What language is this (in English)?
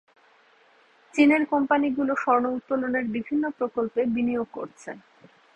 Bangla